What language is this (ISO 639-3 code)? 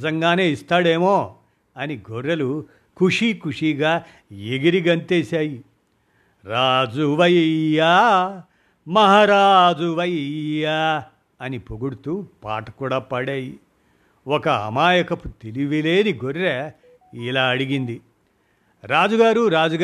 tel